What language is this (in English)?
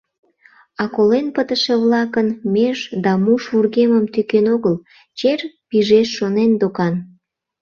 Mari